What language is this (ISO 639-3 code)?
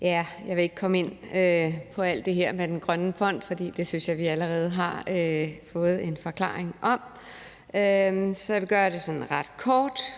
dan